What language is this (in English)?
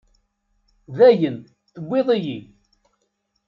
Kabyle